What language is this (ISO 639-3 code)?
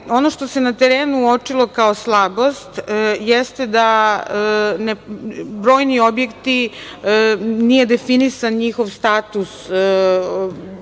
srp